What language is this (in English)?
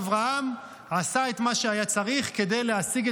Hebrew